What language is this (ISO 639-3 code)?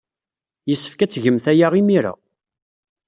kab